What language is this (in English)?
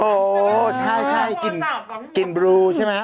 Thai